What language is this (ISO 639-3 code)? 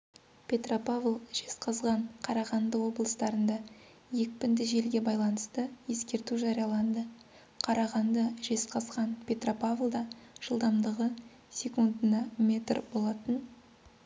kaz